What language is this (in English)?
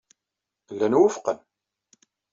Kabyle